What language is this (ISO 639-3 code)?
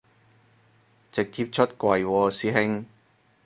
yue